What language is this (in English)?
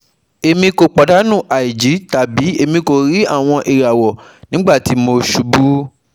Yoruba